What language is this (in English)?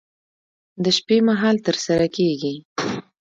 Pashto